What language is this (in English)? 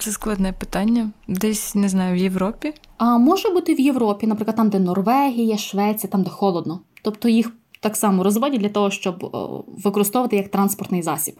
Ukrainian